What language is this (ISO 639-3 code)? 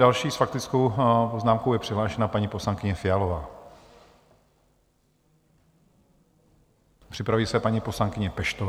ces